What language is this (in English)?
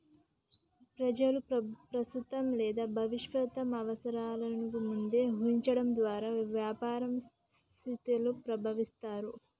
Telugu